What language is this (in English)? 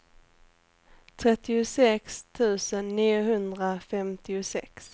Swedish